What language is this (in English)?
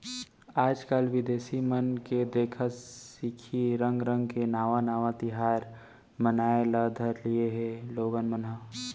Chhattisgarhi